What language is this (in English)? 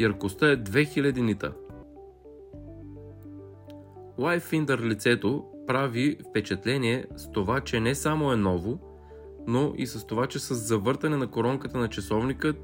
Bulgarian